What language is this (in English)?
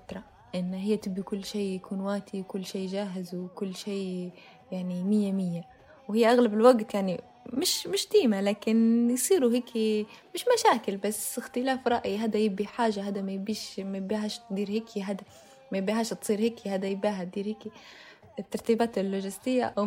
Arabic